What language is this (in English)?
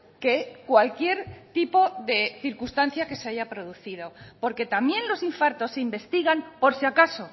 Spanish